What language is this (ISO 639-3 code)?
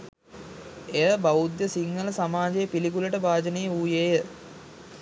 sin